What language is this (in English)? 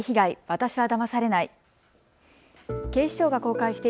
Japanese